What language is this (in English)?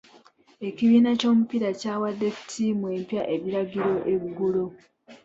Ganda